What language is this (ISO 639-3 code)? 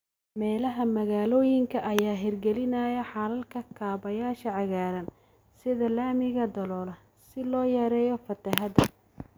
som